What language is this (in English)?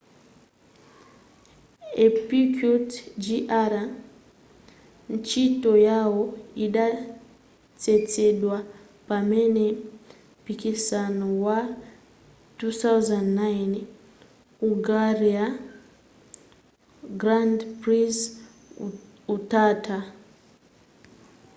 Nyanja